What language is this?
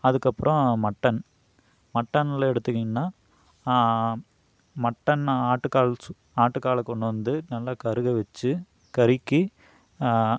Tamil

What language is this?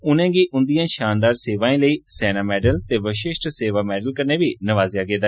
Dogri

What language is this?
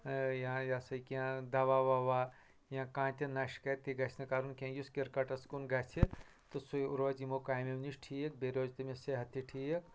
Kashmiri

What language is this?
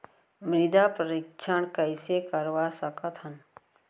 Chhattisgarhi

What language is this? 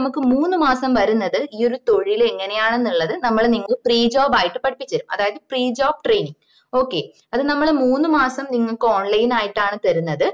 Malayalam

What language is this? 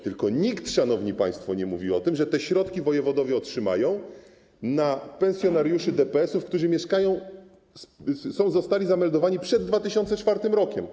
Polish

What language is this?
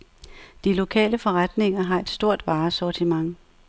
Danish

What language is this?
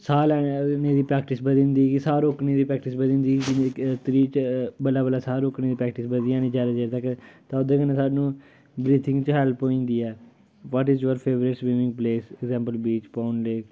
Dogri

